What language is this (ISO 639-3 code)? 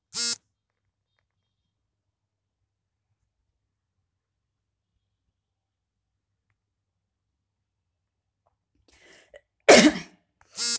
kan